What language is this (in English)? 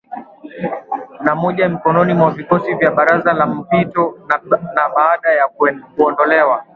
Swahili